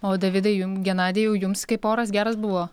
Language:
Lithuanian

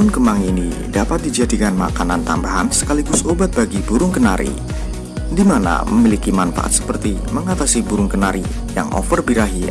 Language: Indonesian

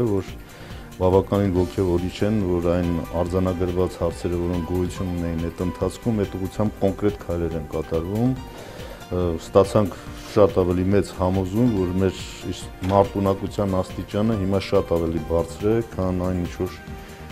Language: Romanian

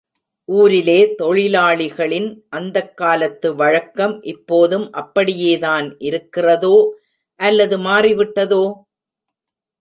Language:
Tamil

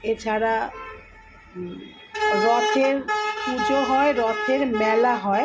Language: Bangla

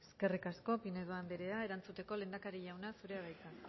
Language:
Basque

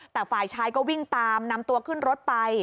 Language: Thai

